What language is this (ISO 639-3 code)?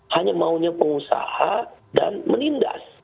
ind